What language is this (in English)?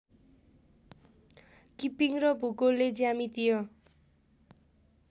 Nepali